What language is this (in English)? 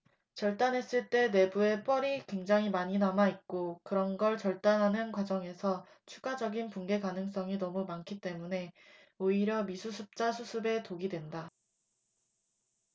Korean